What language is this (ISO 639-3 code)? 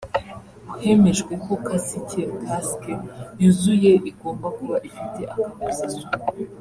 kin